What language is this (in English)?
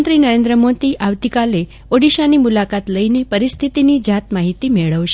Gujarati